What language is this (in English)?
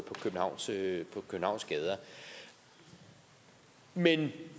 Danish